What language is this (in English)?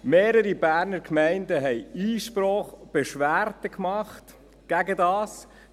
Swiss German